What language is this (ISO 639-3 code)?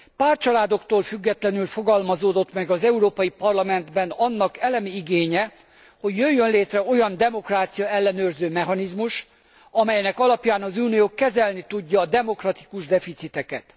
hun